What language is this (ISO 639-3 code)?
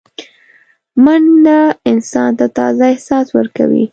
pus